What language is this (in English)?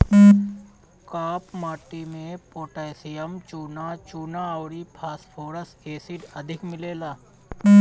Bhojpuri